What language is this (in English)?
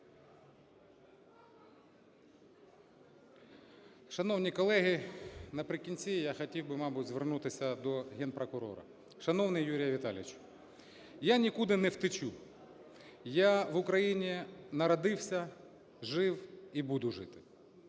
Ukrainian